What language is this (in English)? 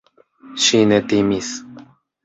Esperanto